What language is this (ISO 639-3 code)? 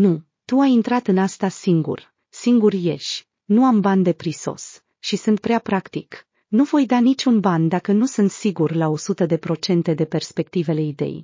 ron